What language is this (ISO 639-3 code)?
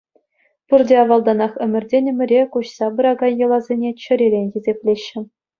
chv